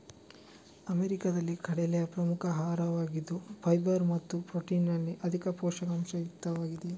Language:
Kannada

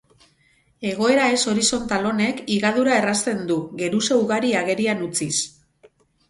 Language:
Basque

